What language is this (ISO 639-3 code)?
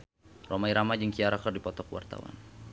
sun